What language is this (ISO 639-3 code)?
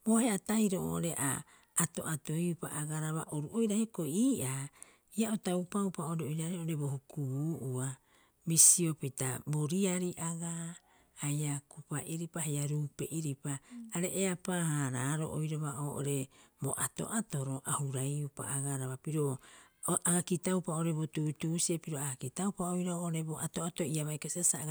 kyx